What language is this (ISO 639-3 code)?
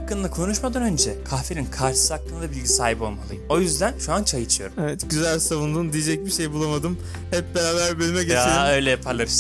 tur